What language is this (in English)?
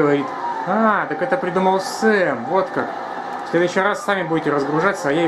Russian